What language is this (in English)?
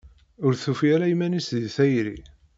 Kabyle